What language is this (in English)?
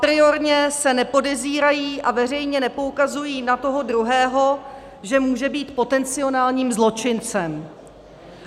Czech